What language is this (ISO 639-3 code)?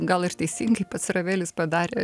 lit